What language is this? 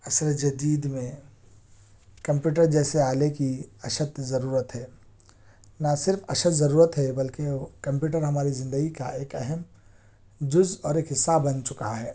Urdu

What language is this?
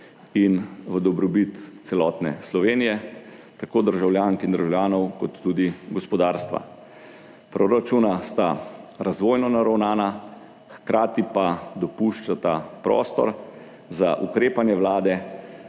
Slovenian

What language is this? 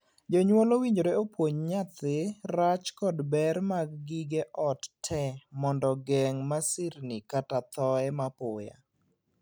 Luo (Kenya and Tanzania)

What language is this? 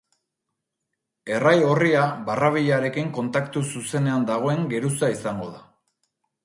Basque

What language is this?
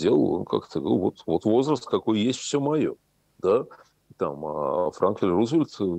Russian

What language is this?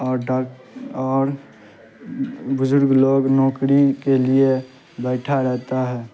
Urdu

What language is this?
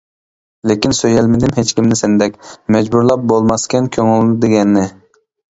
Uyghur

